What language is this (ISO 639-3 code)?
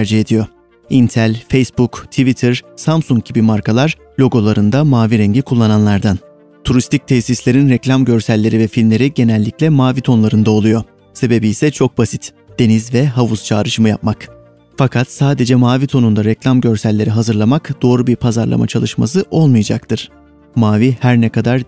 tur